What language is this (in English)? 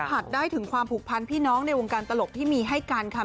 Thai